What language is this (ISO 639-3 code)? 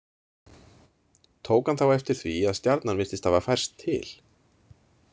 isl